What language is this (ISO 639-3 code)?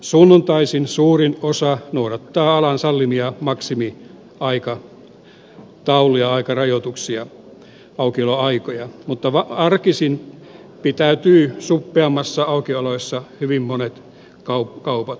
fin